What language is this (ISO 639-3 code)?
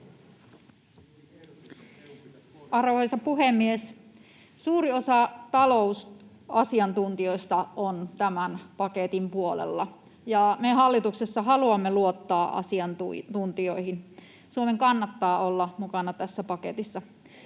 fin